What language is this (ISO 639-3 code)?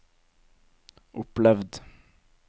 nor